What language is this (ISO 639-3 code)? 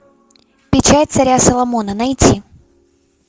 rus